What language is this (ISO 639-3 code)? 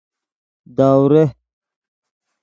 fas